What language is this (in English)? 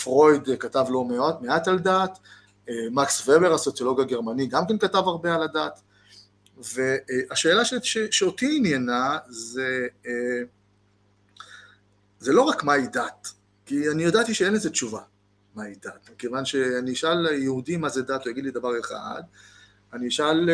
Hebrew